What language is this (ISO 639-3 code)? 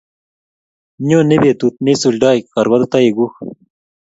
kln